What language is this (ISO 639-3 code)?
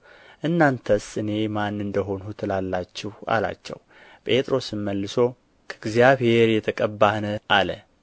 amh